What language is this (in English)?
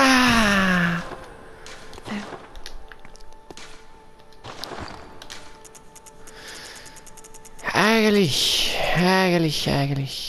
German